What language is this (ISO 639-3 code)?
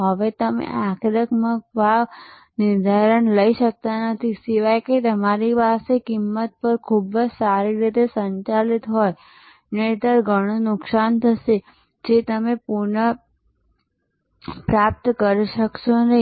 guj